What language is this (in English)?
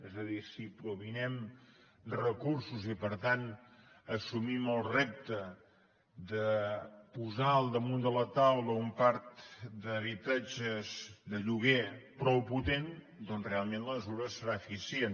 Catalan